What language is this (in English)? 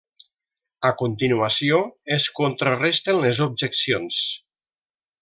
Catalan